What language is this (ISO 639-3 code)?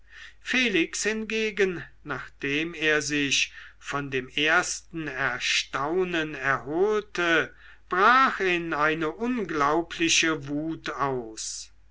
deu